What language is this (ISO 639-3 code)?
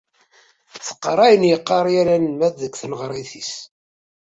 kab